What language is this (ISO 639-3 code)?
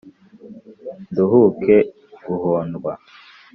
kin